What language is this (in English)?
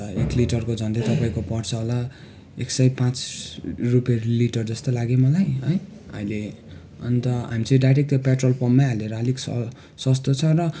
Nepali